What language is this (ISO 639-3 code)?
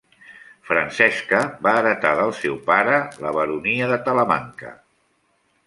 cat